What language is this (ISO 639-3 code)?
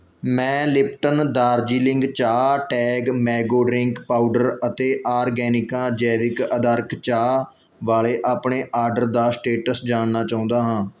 pan